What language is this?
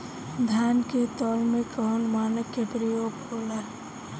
Bhojpuri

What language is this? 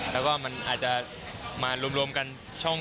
Thai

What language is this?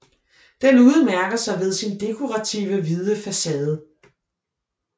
Danish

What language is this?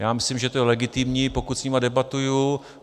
Czech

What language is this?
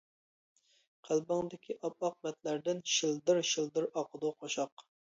Uyghur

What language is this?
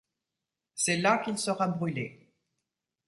French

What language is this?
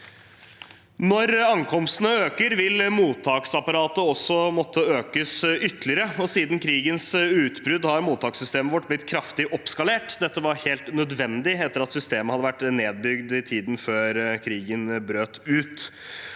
Norwegian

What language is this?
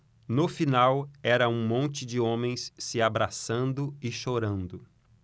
Portuguese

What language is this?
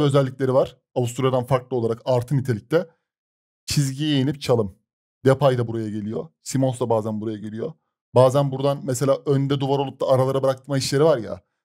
Turkish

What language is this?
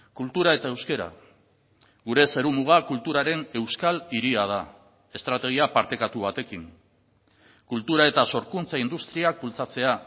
Basque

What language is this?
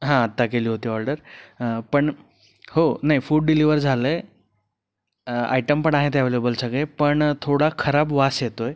Marathi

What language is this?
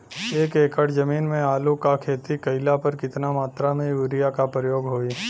Bhojpuri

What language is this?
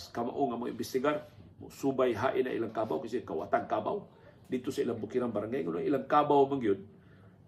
Filipino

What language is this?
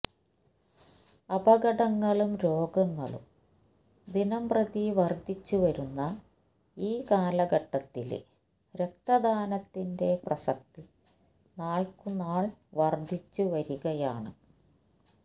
Malayalam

